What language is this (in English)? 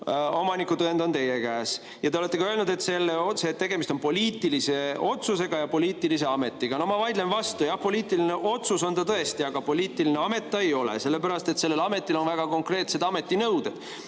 Estonian